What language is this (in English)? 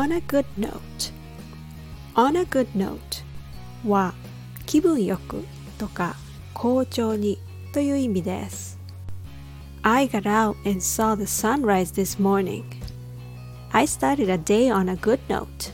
Japanese